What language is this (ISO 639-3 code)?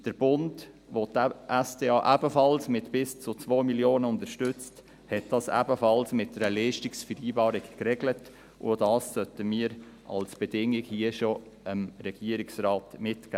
gsw